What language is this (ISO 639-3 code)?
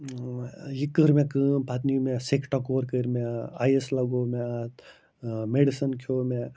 kas